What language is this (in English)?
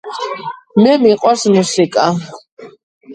Georgian